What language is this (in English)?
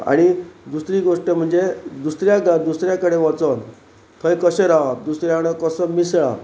Konkani